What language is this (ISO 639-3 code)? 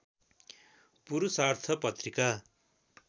nep